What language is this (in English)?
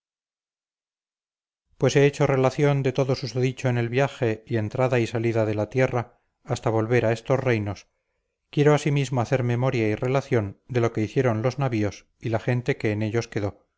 Spanish